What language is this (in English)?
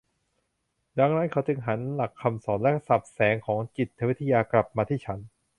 Thai